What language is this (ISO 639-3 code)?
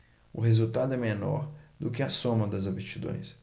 por